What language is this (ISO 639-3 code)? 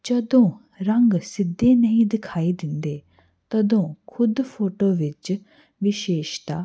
pan